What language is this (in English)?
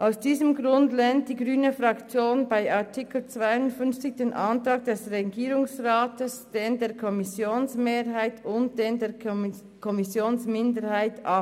Swiss German